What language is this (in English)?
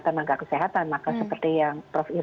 Indonesian